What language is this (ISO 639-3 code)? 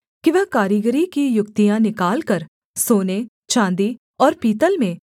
hin